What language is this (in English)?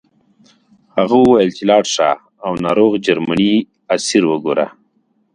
Pashto